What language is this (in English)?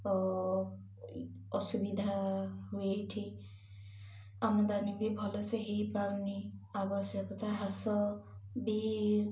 Odia